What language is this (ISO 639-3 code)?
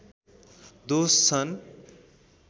nep